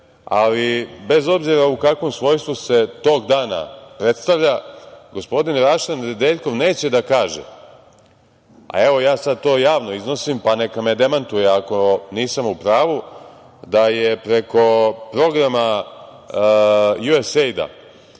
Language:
Serbian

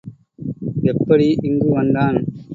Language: Tamil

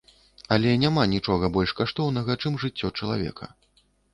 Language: Belarusian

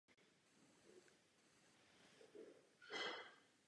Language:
Czech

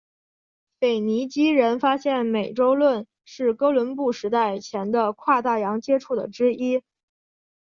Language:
Chinese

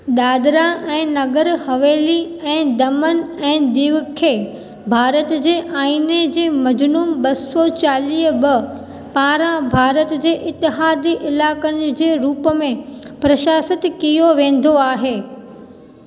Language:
Sindhi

